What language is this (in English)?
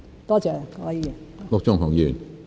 Cantonese